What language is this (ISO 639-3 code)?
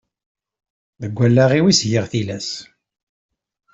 kab